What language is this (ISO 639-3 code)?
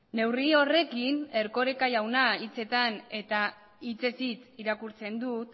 eus